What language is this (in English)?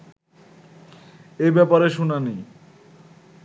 Bangla